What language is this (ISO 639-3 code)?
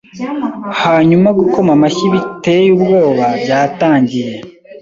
kin